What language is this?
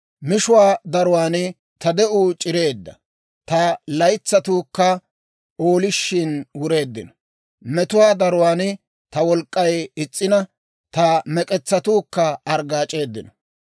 Dawro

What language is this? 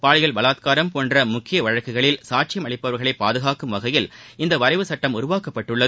Tamil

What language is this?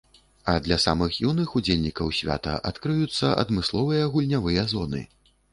Belarusian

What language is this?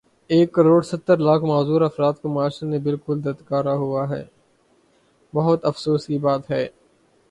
Urdu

